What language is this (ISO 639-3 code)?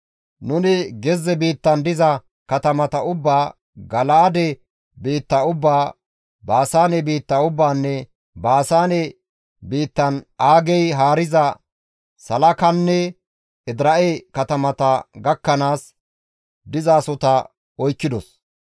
gmv